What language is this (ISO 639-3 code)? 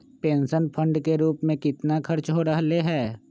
mag